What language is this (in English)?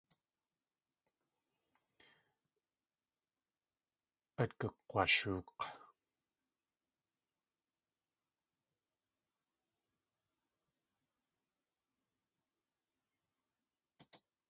Tlingit